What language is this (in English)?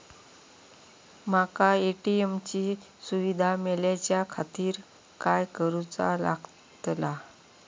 Marathi